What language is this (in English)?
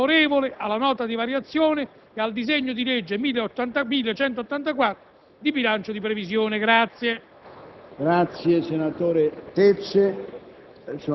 Italian